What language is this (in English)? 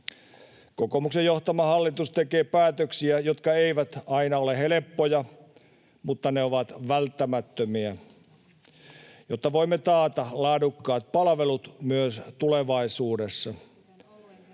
Finnish